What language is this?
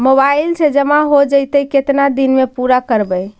Magahi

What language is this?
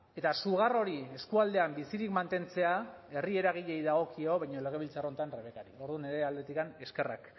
Basque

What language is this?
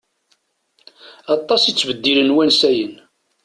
Kabyle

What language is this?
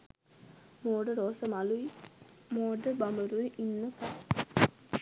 Sinhala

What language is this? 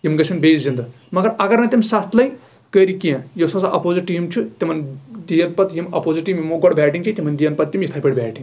Kashmiri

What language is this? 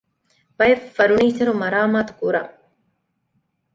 Divehi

